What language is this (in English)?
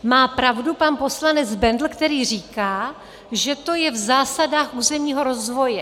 Czech